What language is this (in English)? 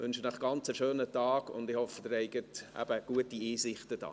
Swiss German